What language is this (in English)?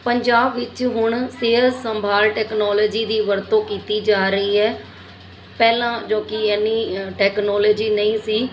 Punjabi